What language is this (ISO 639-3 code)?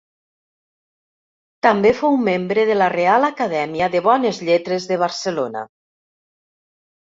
cat